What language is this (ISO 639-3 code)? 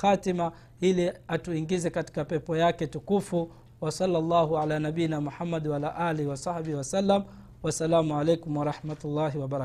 swa